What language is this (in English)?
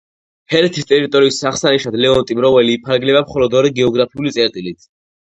Georgian